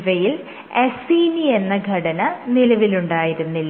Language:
Malayalam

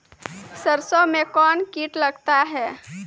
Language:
Maithili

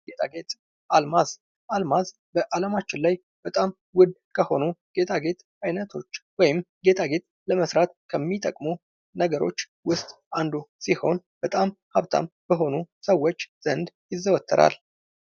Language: Amharic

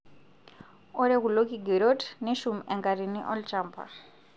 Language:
Masai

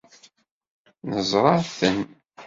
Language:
Kabyle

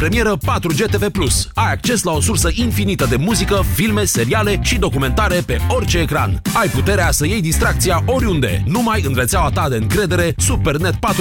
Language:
Romanian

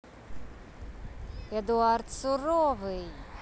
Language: Russian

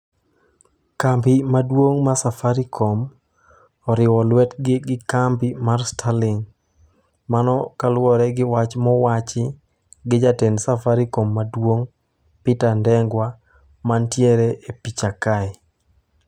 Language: Luo (Kenya and Tanzania)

